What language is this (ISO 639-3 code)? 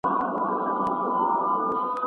pus